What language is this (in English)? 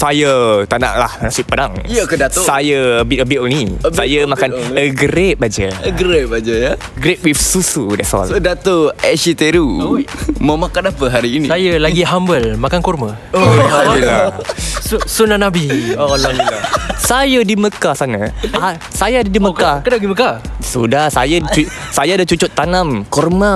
Malay